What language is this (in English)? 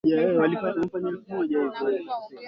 Swahili